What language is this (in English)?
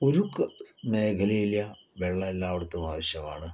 Malayalam